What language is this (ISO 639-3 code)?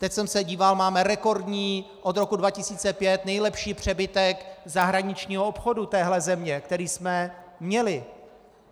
ces